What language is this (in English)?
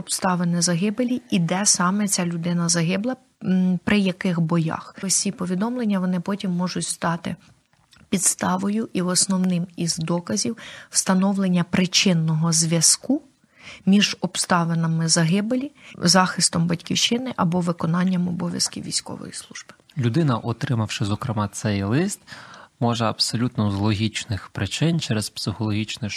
Ukrainian